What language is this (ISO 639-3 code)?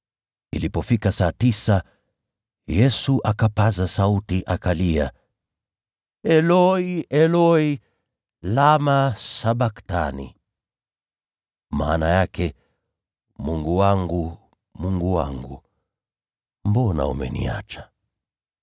swa